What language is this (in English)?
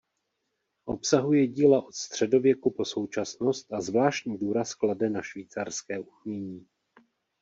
Czech